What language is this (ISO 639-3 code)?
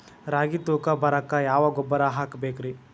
kan